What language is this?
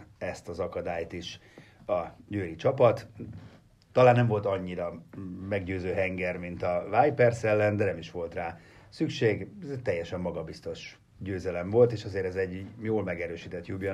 Hungarian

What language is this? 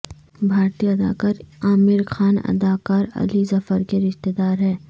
Urdu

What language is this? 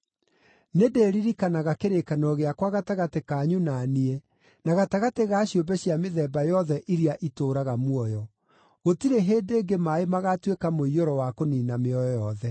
Kikuyu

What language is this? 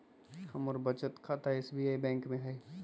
Magahi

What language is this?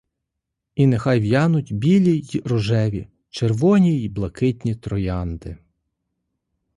Ukrainian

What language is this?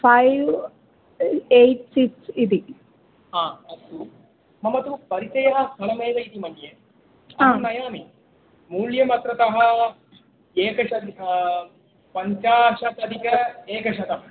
Sanskrit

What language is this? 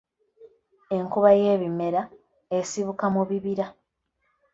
Ganda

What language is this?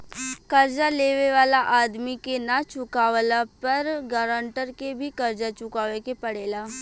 Bhojpuri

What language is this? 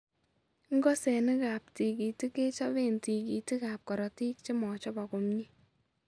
Kalenjin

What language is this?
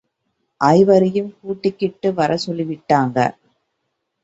Tamil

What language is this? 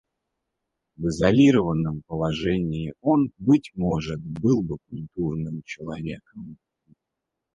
Russian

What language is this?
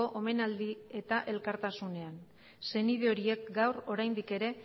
Basque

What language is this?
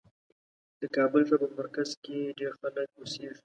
Pashto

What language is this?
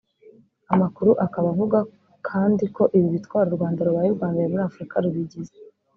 Kinyarwanda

